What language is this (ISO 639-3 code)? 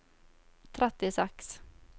nor